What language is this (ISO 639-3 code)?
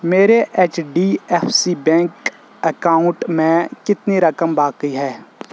urd